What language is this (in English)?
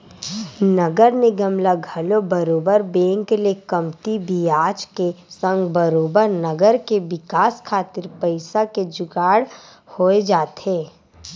Chhattisgarhi